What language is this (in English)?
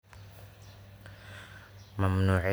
Somali